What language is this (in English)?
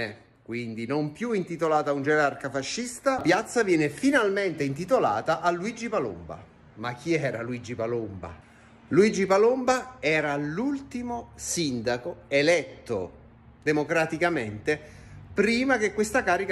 Italian